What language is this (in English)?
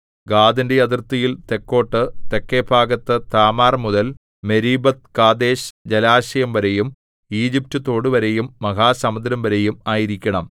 Malayalam